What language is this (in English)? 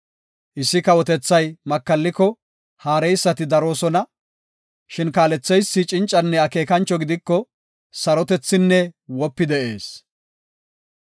Gofa